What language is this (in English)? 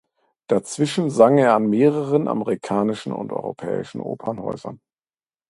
German